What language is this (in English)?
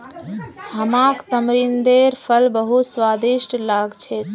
Magahi